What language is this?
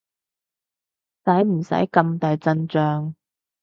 Cantonese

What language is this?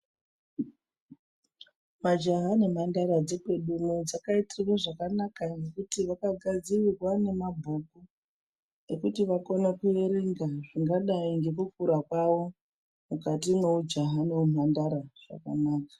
Ndau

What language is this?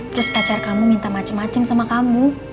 Indonesian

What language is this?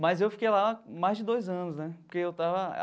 Portuguese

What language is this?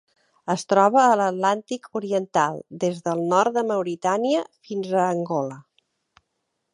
Catalan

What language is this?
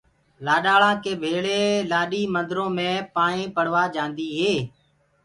Gurgula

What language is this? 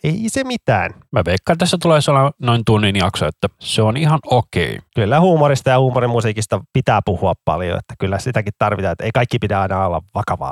Finnish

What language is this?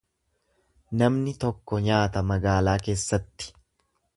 Oromo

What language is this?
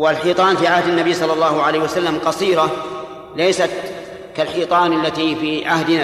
Arabic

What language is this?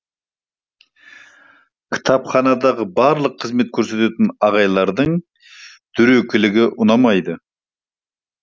Kazakh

